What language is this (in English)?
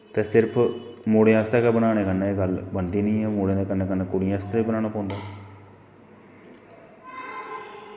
Dogri